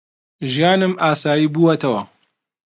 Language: Central Kurdish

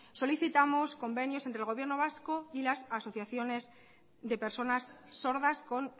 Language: Spanish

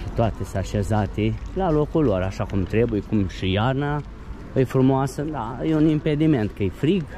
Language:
Romanian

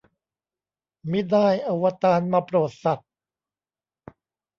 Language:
Thai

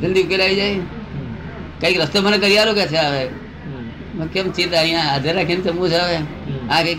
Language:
Gujarati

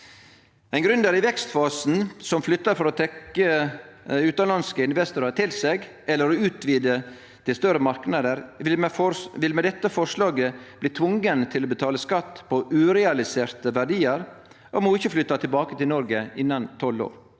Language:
Norwegian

